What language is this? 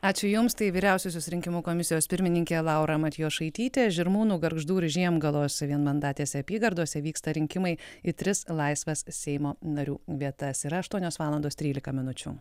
Lithuanian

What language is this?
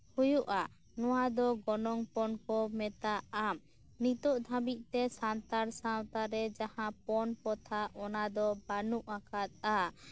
Santali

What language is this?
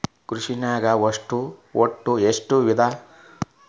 Kannada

